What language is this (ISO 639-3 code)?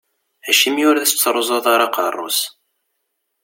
kab